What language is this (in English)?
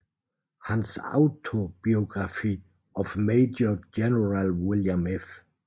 Danish